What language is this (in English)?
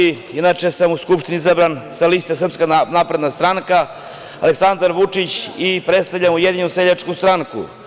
Serbian